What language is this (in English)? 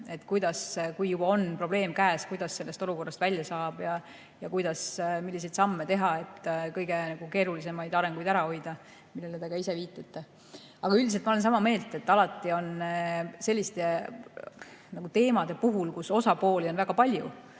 Estonian